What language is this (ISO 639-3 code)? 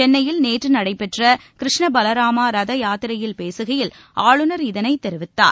tam